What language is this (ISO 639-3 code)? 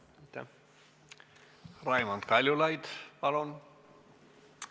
est